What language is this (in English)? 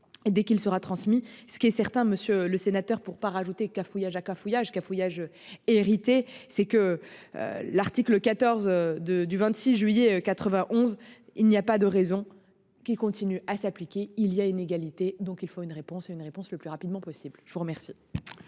French